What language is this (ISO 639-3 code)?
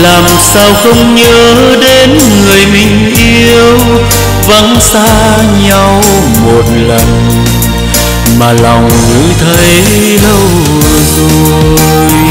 vie